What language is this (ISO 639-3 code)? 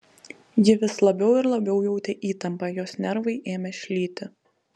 lit